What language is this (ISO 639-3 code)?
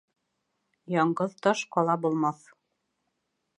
bak